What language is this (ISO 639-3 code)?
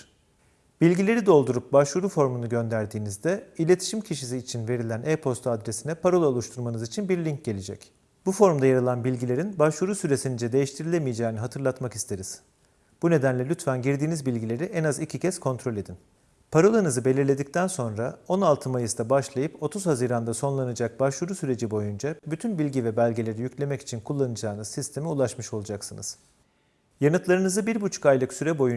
tur